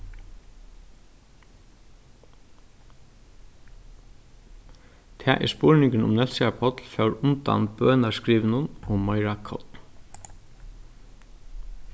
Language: Faroese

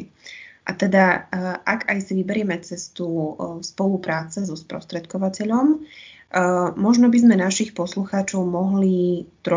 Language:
Slovak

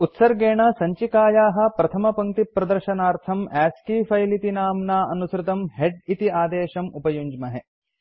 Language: Sanskrit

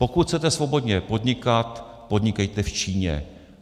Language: Czech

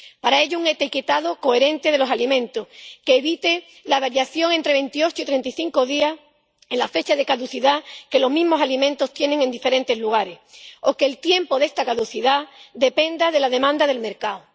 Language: Spanish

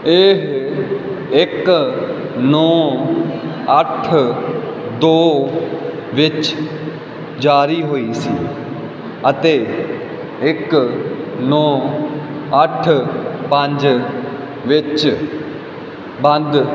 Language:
Punjabi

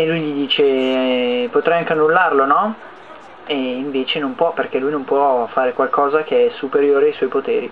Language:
Italian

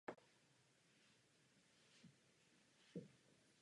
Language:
Czech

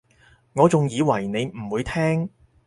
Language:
Cantonese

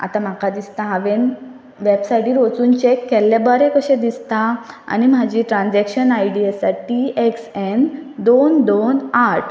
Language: Konkani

